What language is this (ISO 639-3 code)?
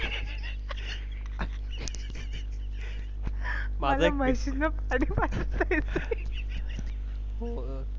mar